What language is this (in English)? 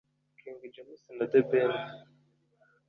Kinyarwanda